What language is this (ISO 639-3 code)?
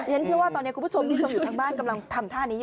tha